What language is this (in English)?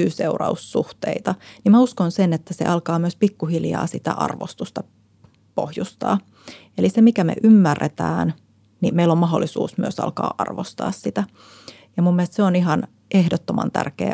Finnish